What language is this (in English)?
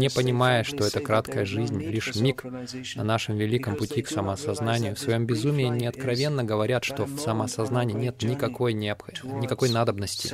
Russian